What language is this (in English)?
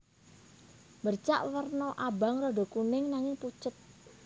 Javanese